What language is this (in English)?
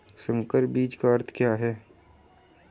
Hindi